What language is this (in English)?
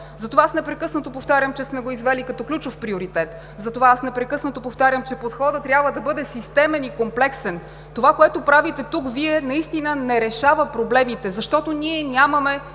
Bulgarian